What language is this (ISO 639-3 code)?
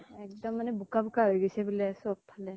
asm